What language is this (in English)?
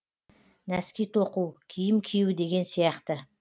Kazakh